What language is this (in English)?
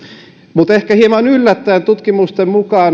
Finnish